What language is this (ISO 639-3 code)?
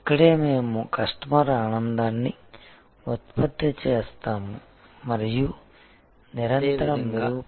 tel